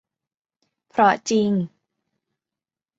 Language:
Thai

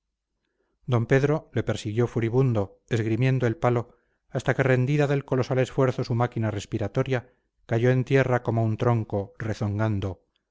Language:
Spanish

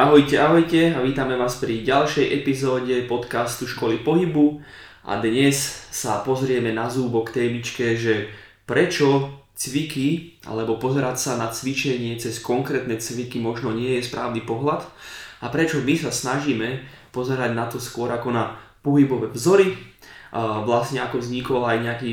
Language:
Slovak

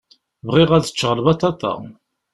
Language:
Kabyle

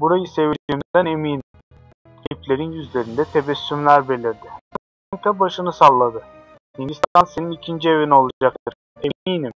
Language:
Turkish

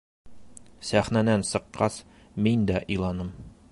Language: Bashkir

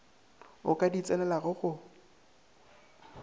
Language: Northern Sotho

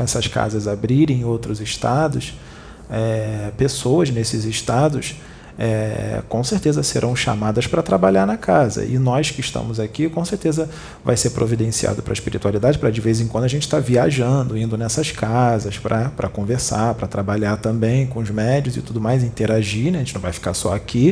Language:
Portuguese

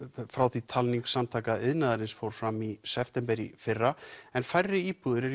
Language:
Icelandic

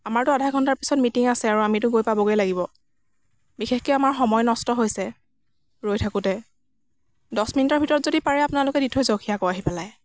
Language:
Assamese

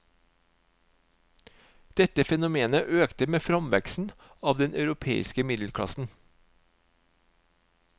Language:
Norwegian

